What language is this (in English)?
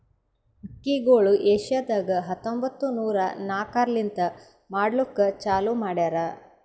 Kannada